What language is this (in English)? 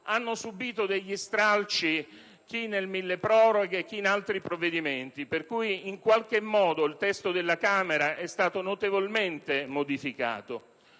Italian